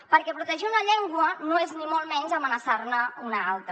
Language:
Catalan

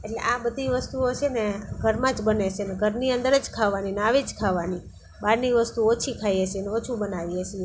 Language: Gujarati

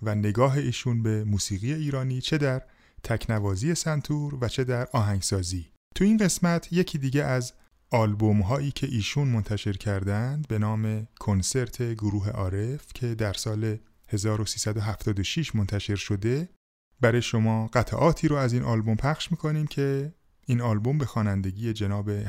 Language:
Persian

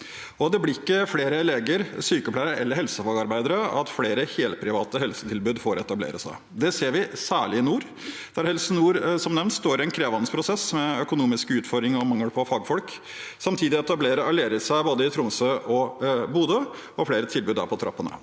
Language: Norwegian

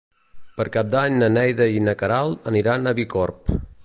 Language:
Catalan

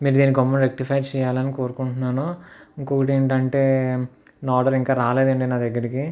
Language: Telugu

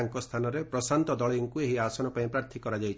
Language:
Odia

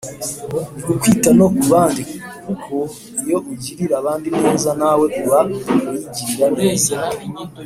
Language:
Kinyarwanda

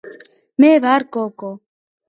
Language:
Georgian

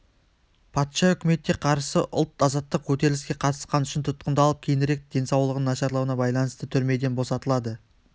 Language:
Kazakh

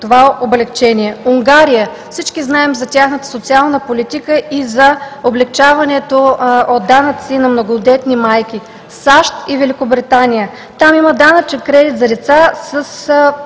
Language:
Bulgarian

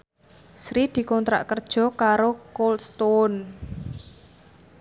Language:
Javanese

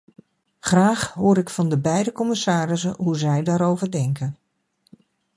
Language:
Dutch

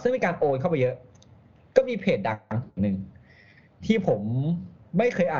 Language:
Thai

